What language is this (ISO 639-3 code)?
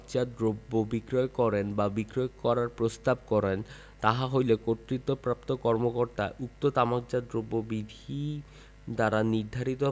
ben